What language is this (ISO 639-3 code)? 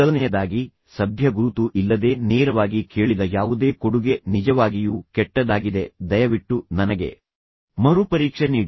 kan